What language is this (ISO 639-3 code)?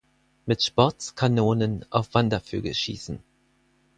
deu